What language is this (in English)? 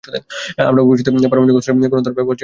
Bangla